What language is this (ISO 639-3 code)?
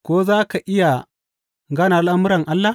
hau